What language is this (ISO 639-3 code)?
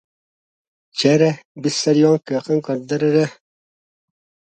sah